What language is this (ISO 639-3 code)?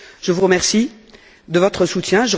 fra